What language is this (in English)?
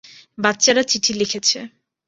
Bangla